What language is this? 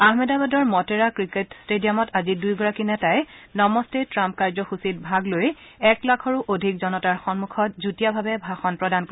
Assamese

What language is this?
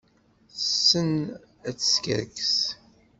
Kabyle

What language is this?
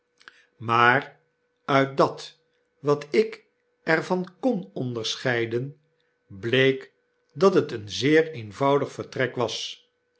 Dutch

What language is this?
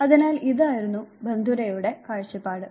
Malayalam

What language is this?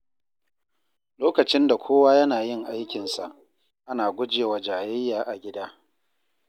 Hausa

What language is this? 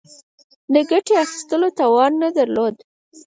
Pashto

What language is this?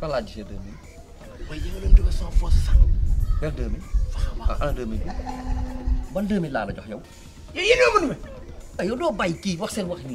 Indonesian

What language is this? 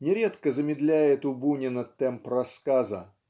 Russian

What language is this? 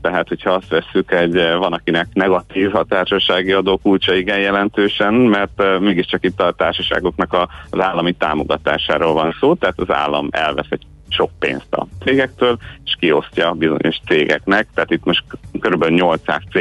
Hungarian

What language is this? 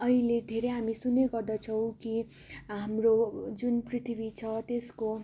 Nepali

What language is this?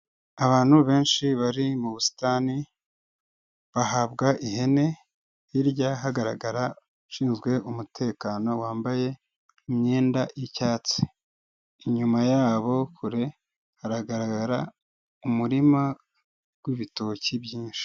Kinyarwanda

